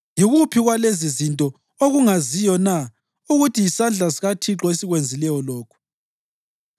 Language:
North Ndebele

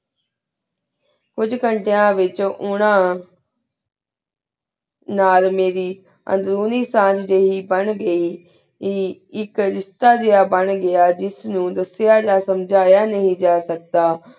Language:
Punjabi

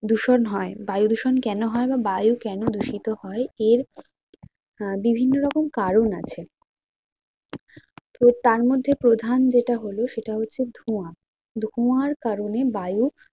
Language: Bangla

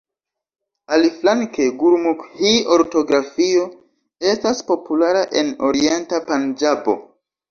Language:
Esperanto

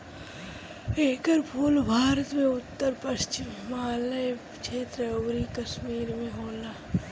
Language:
Bhojpuri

